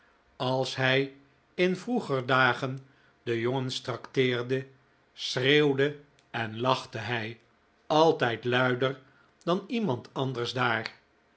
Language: Dutch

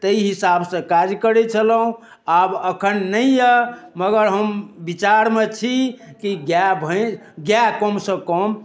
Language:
Maithili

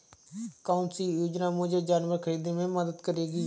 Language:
Hindi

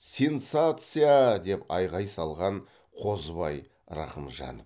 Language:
Kazakh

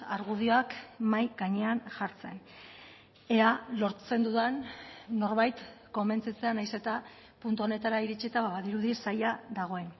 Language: Basque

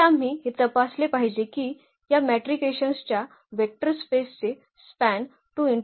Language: Marathi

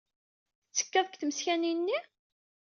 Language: Kabyle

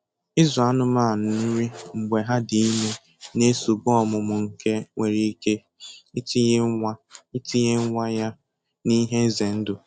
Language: Igbo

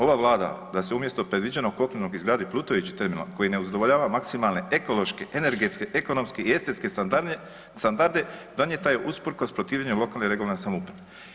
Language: Croatian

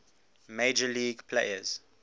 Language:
English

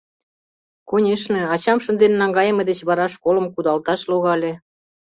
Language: Mari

